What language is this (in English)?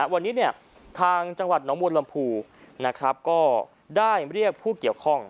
Thai